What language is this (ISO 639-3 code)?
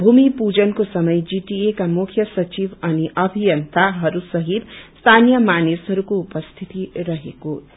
nep